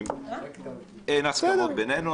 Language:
Hebrew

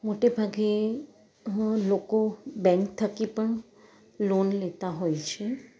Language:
Gujarati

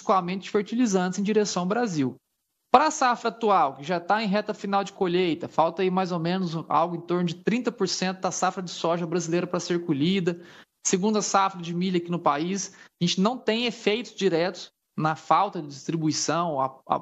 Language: Portuguese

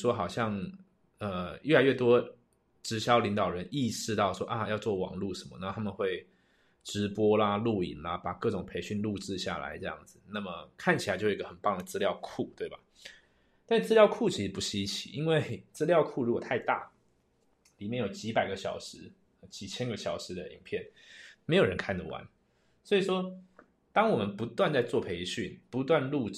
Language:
Chinese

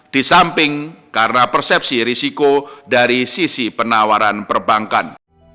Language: Indonesian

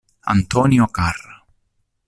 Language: Italian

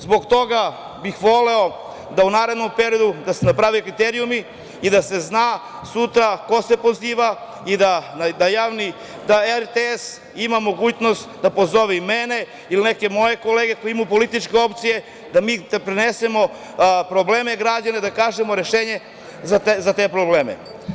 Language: Serbian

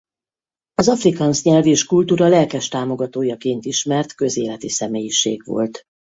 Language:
Hungarian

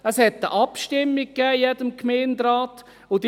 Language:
Swiss German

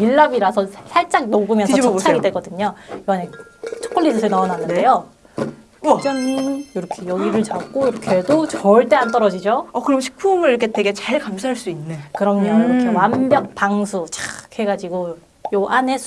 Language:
Korean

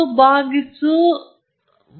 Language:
Kannada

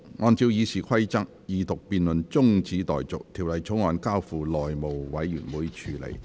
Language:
Cantonese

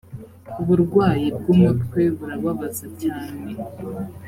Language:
Kinyarwanda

